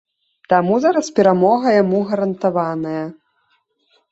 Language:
Belarusian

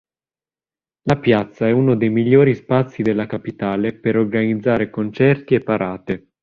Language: Italian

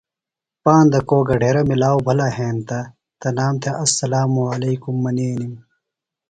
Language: Phalura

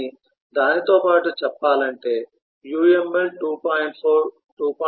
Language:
Telugu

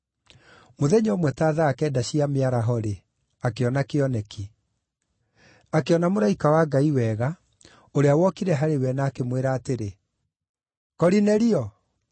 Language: Kikuyu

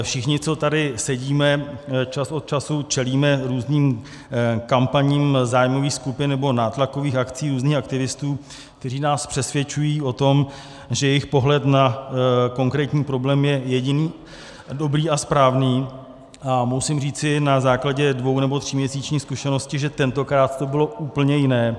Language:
Czech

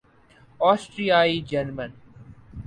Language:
Urdu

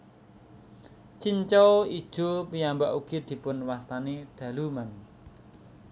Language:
Javanese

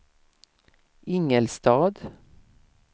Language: Swedish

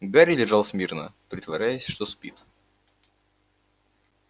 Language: Russian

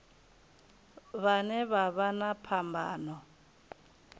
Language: Venda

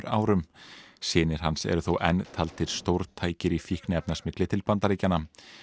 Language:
Icelandic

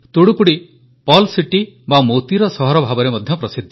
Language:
Odia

